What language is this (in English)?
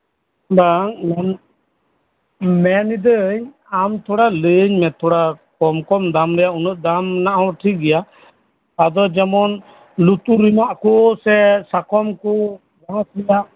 Santali